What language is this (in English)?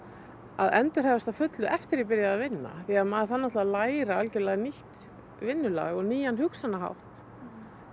Icelandic